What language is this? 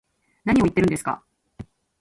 Japanese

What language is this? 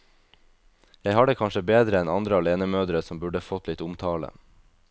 Norwegian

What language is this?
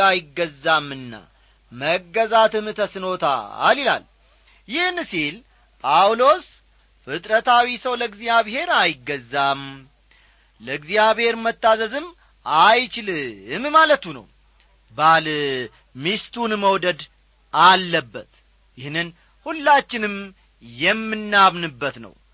Amharic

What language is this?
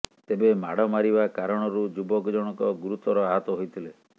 Odia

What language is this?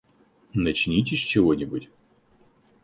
Russian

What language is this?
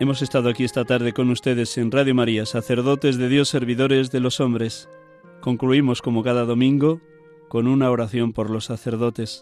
Spanish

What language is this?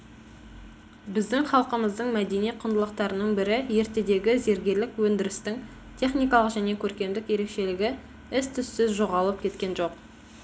Kazakh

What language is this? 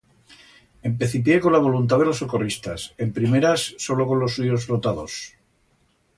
Aragonese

